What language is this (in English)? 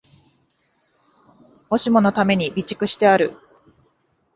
Japanese